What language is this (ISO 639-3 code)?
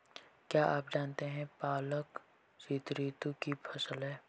hin